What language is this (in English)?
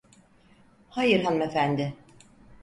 Turkish